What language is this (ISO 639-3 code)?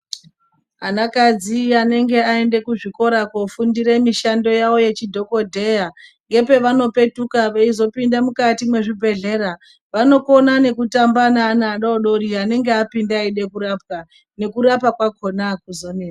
ndc